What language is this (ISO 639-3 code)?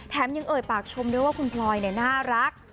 tha